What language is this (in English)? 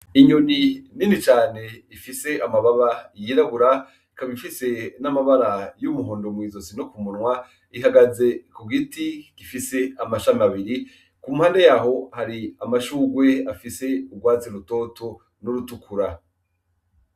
Rundi